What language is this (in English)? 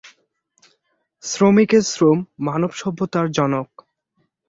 Bangla